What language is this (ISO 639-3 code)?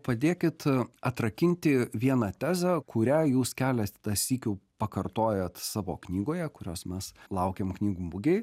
lit